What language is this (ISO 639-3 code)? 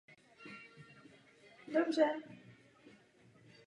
ces